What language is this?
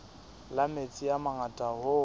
Southern Sotho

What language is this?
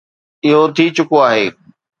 Sindhi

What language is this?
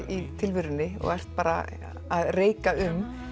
Icelandic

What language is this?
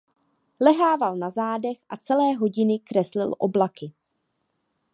Czech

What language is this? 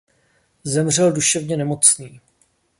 Czech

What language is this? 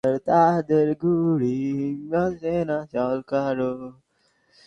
Bangla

